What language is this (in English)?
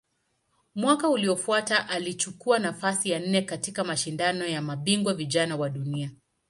Swahili